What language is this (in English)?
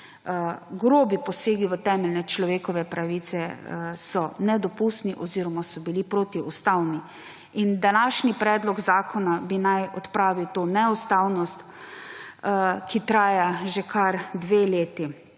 Slovenian